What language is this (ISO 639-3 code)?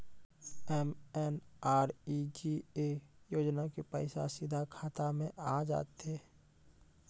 mai